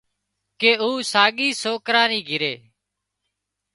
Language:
Wadiyara Koli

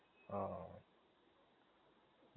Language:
Gujarati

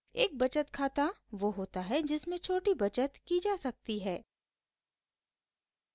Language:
Hindi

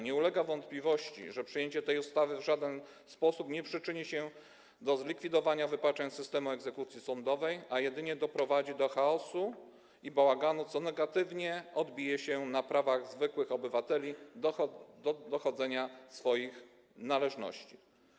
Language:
Polish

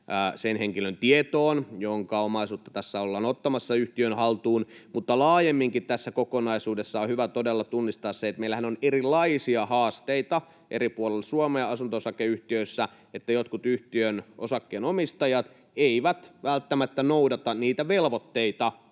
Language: Finnish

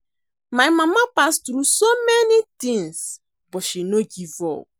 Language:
Nigerian Pidgin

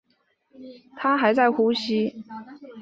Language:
Chinese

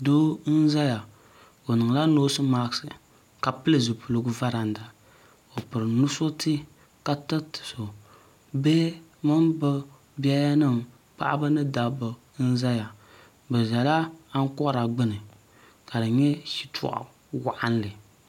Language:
Dagbani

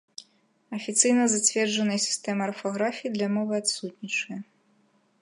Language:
Belarusian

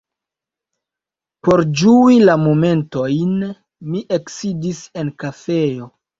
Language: Esperanto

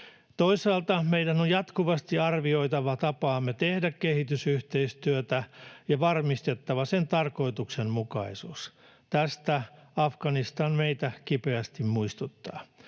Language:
Finnish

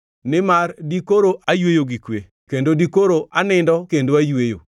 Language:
Luo (Kenya and Tanzania)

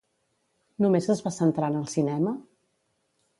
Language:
Catalan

